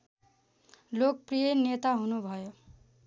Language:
Nepali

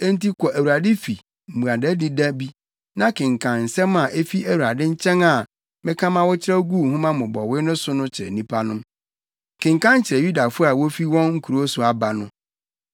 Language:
Akan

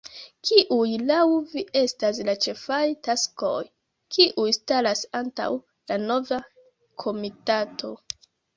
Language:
Esperanto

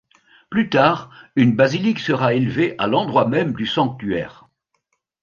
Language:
French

